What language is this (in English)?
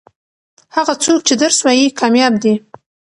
Pashto